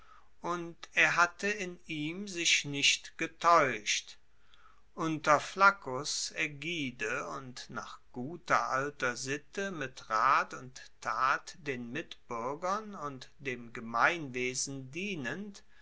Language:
German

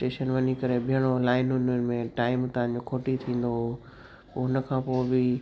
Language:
Sindhi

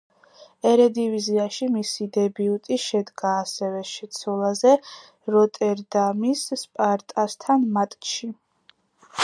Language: Georgian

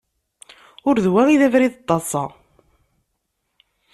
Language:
Kabyle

